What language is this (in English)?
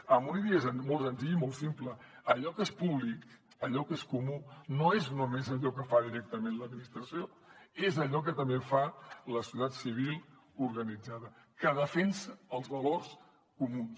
Catalan